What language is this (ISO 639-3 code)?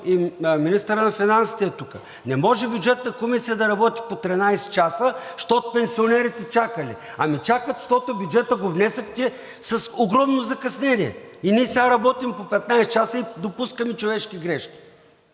bul